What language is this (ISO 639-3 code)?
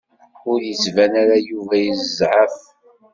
kab